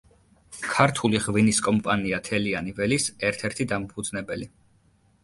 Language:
Georgian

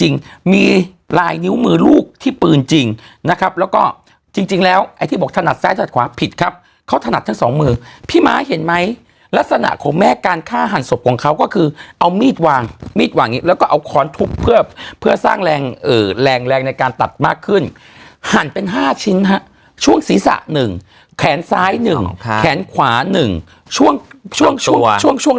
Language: Thai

